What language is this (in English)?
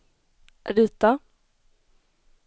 Swedish